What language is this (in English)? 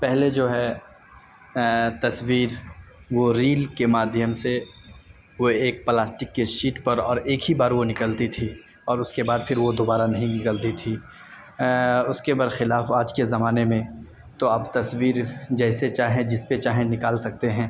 Urdu